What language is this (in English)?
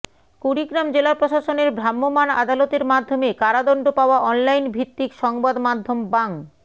Bangla